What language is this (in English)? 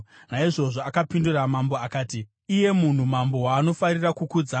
Shona